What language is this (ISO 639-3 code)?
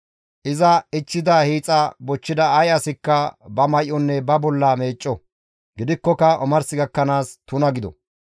gmv